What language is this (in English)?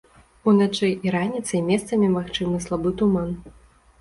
Belarusian